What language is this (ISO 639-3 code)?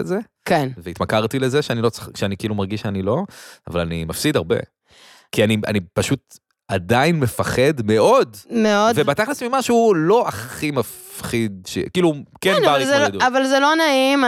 heb